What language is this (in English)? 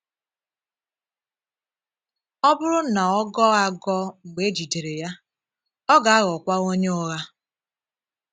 Igbo